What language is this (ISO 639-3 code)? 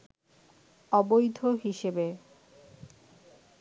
ben